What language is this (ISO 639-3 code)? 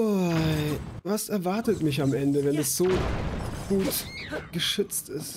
deu